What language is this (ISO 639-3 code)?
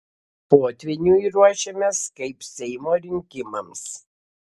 lit